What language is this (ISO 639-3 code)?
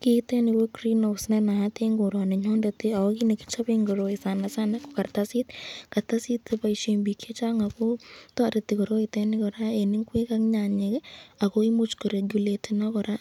kln